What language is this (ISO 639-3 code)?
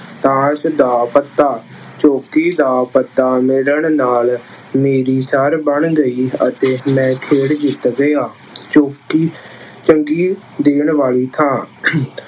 pan